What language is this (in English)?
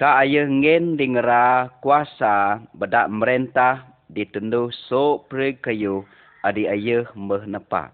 Malay